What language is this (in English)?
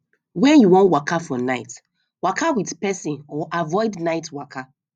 Nigerian Pidgin